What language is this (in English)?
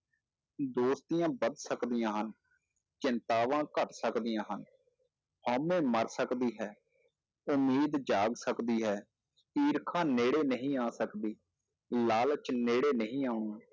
Punjabi